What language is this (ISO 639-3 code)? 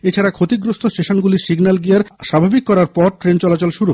ben